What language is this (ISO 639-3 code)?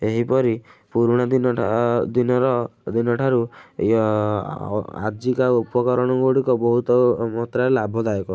ori